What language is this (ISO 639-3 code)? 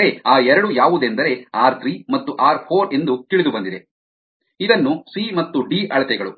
kan